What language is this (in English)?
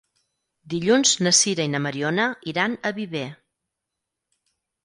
Catalan